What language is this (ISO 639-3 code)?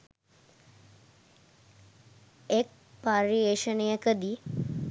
sin